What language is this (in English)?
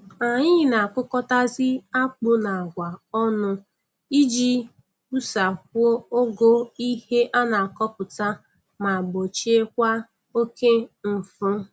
Igbo